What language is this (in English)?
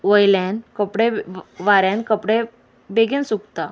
Konkani